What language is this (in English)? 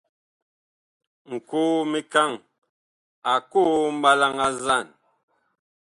Bakoko